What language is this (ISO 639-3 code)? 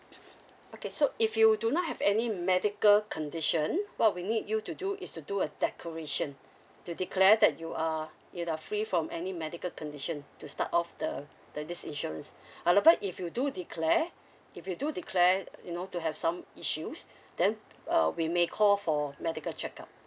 eng